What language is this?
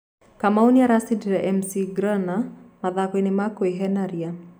Kikuyu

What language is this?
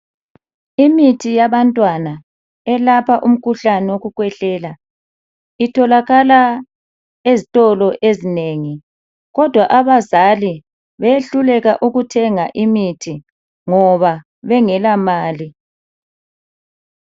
North Ndebele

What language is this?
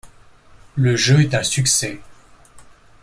French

